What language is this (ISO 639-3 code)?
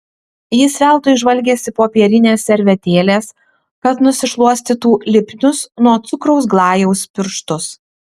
lit